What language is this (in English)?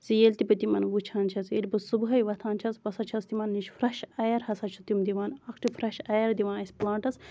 Kashmiri